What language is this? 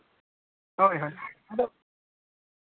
Santali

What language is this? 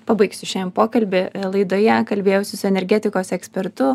Lithuanian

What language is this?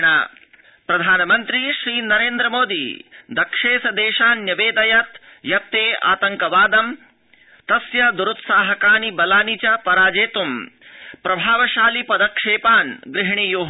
Sanskrit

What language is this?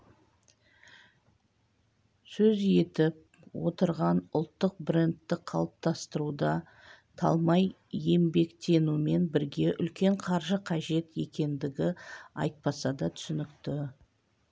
Kazakh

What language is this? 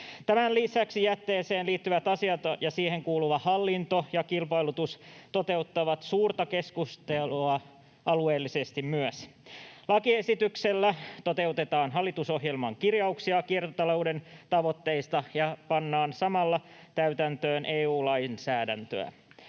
Finnish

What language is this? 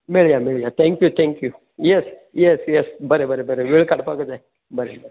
Konkani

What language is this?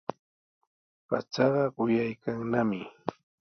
Sihuas Ancash Quechua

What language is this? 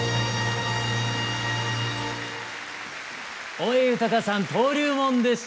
Japanese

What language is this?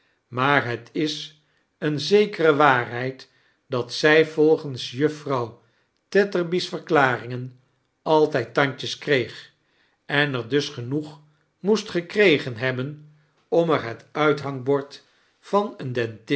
Dutch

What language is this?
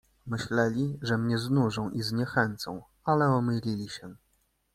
Polish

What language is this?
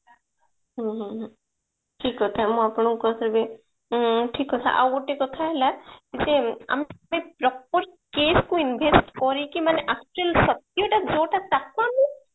Odia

